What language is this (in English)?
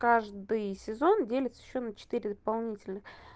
Russian